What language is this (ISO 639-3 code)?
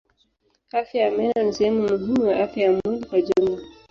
swa